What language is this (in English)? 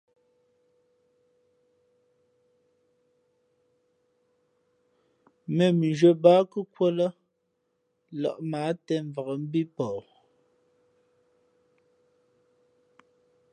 Fe'fe'